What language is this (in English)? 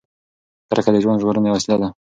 Pashto